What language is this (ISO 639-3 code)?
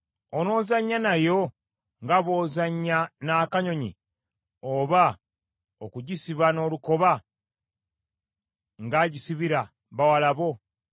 lug